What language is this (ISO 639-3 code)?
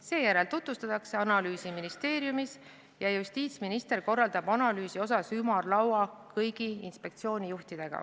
est